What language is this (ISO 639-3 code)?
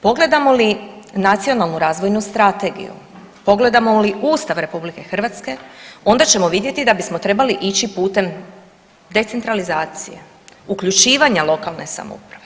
hrv